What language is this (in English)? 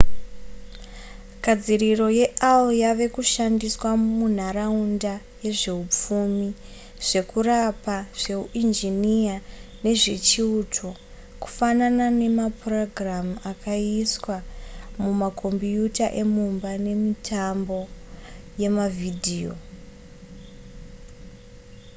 Shona